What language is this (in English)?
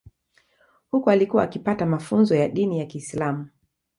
Swahili